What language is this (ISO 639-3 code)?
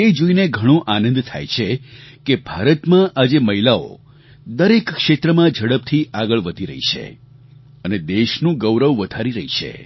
guj